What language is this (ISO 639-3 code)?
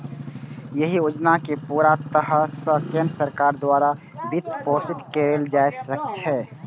mai